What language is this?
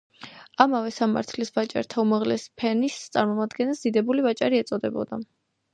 Georgian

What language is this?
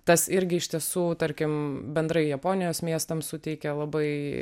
Lithuanian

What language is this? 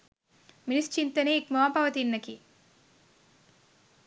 Sinhala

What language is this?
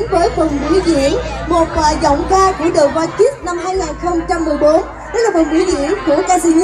Vietnamese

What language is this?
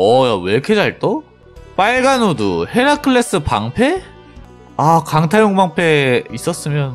Korean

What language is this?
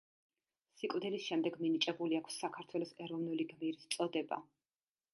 Georgian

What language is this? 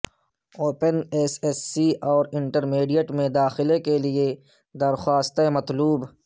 Urdu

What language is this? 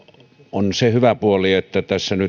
Finnish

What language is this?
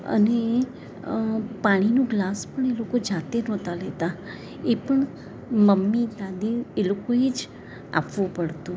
Gujarati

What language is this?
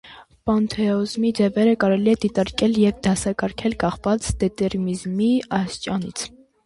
Armenian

